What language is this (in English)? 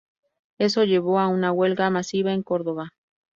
Spanish